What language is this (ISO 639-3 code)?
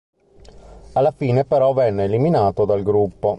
ita